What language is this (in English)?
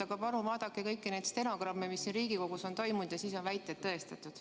Estonian